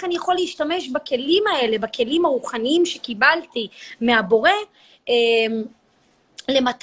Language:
Hebrew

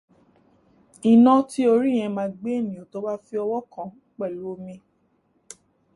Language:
Yoruba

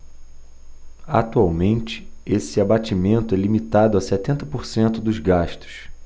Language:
Portuguese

